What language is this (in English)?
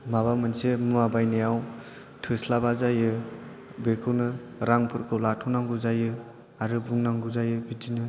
Bodo